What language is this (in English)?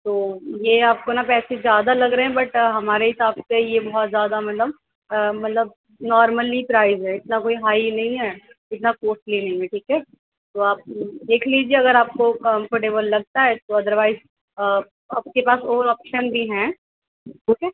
Urdu